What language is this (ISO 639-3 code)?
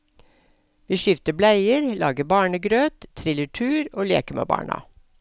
nor